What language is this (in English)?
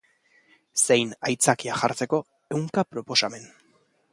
Basque